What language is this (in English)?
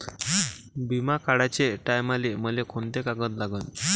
Marathi